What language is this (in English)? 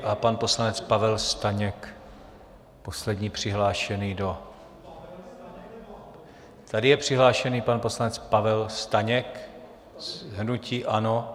Czech